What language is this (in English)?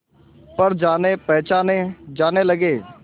Hindi